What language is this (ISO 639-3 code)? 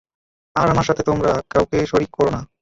ben